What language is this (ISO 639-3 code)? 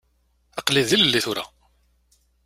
kab